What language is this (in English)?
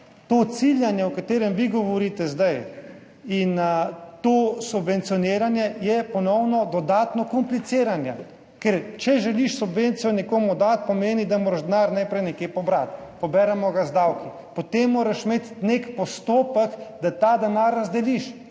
Slovenian